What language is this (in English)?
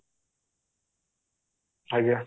Odia